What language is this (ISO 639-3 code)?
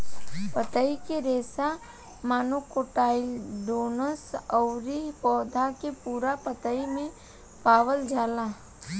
bho